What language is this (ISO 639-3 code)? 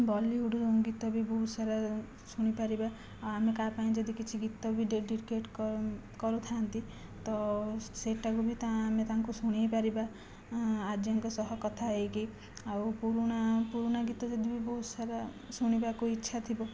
ori